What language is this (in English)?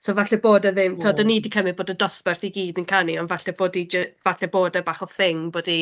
Welsh